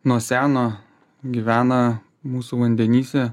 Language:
Lithuanian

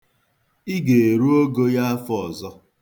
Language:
Igbo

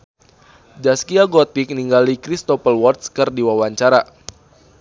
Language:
Sundanese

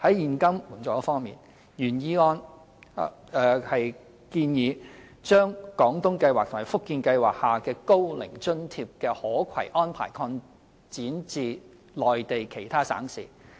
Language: Cantonese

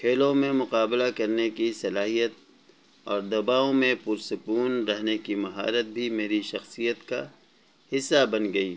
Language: Urdu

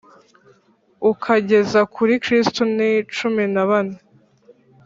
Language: Kinyarwanda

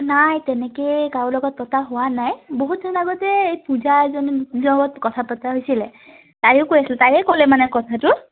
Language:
Assamese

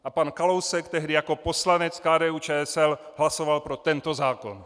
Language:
Czech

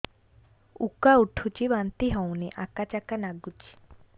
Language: Odia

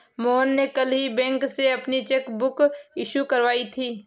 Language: Hindi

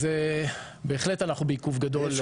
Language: Hebrew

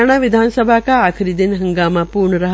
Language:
Hindi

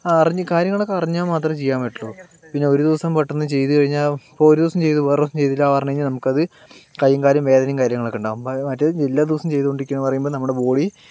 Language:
Malayalam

